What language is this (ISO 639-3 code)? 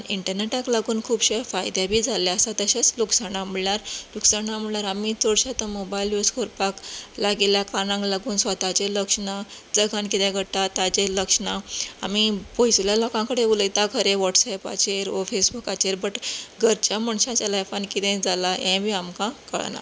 kok